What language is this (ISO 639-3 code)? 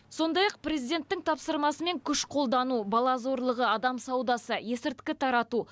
kaz